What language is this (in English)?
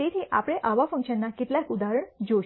Gujarati